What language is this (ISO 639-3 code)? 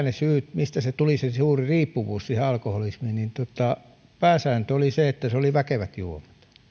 fin